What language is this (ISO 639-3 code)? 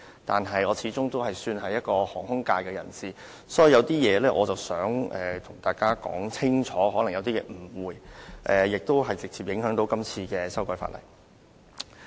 yue